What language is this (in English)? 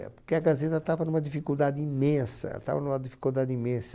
Portuguese